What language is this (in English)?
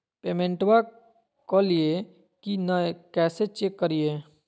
Magahi